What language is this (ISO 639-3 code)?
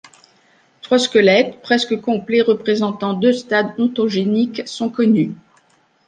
fra